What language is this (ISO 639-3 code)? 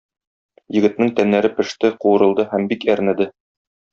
tat